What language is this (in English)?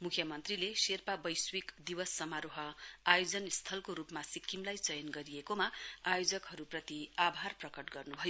Nepali